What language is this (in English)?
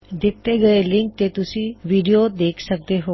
Punjabi